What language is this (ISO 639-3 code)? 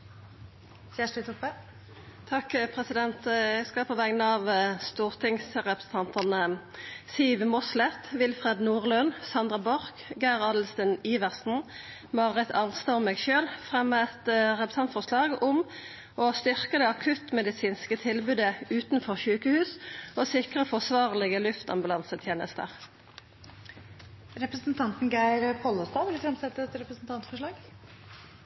nno